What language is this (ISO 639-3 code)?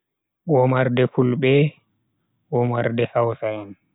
fui